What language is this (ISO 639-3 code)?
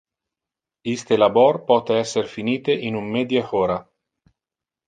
ina